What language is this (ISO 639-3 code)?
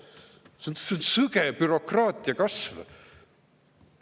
est